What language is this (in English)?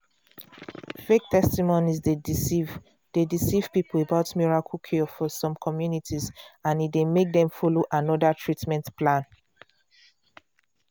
Nigerian Pidgin